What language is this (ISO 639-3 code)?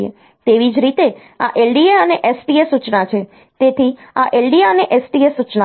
guj